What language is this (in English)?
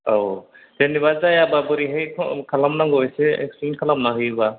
Bodo